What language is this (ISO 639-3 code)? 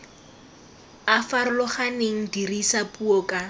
tsn